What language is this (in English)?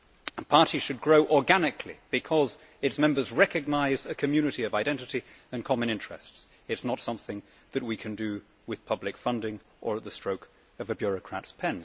English